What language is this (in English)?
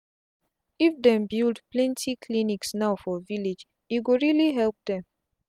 Nigerian Pidgin